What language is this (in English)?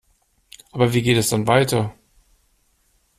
German